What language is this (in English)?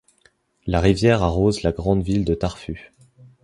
French